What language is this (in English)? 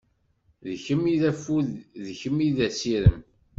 Kabyle